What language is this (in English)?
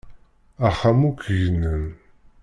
Kabyle